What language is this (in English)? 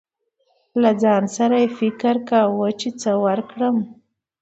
Pashto